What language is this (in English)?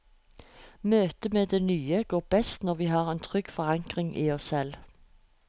Norwegian